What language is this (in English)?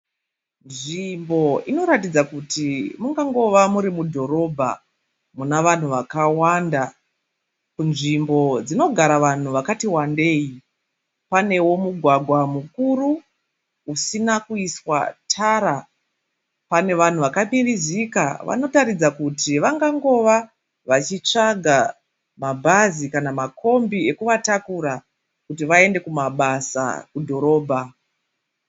Shona